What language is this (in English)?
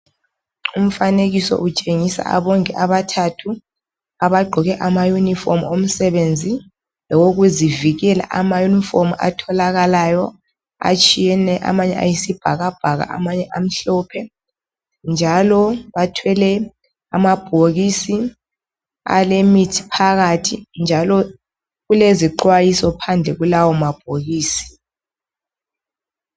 North Ndebele